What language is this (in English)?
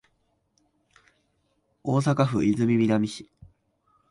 Japanese